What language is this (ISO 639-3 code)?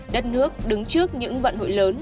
vie